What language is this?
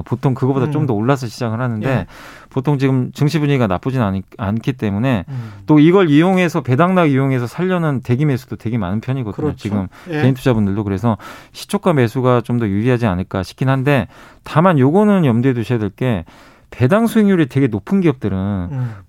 Korean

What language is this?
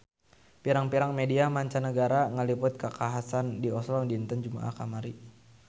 Sundanese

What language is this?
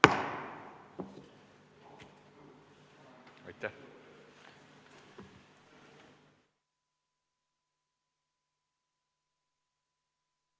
Estonian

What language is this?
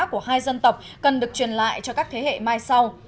Vietnamese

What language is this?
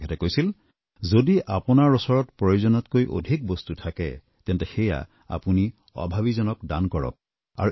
Assamese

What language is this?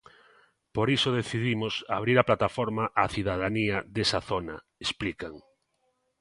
Galician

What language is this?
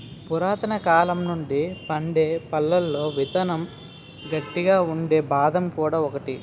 Telugu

